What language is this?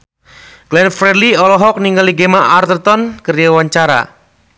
Sundanese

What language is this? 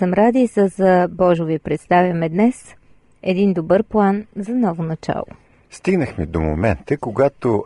Bulgarian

